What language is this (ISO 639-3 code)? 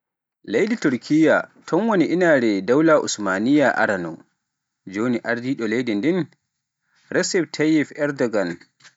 fuf